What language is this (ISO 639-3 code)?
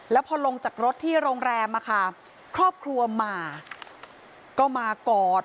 tha